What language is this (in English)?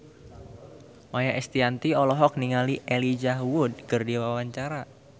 Sundanese